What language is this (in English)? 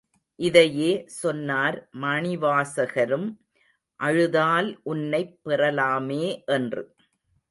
Tamil